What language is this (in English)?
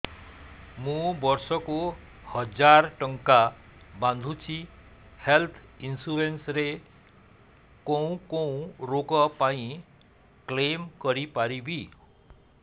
Odia